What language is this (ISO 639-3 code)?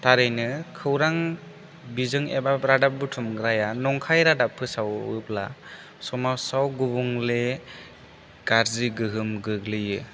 brx